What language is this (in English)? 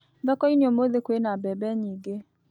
Kikuyu